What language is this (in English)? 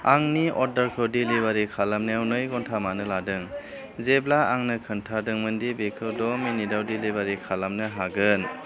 Bodo